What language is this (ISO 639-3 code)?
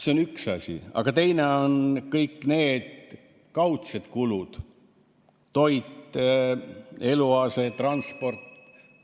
est